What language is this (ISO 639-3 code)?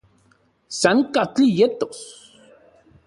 ncx